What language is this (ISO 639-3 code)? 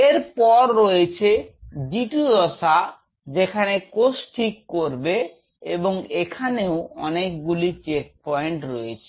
ben